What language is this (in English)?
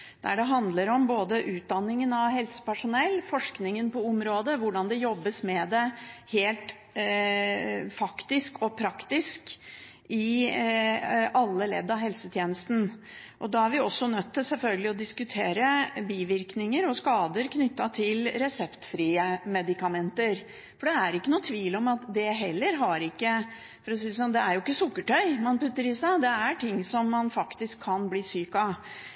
Norwegian Bokmål